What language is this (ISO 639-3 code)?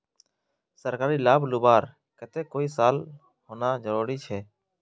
mag